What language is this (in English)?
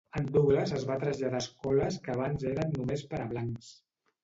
Catalan